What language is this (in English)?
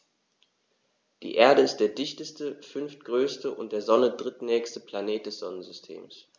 German